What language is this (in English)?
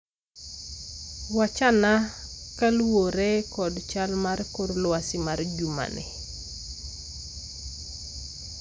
Luo (Kenya and Tanzania)